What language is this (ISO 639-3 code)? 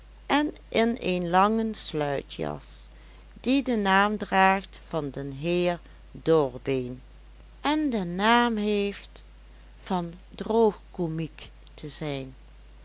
nld